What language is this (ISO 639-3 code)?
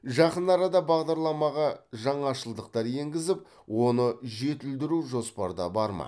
kaz